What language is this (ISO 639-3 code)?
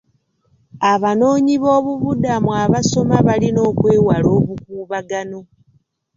lug